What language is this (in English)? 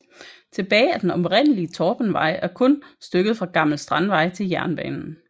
Danish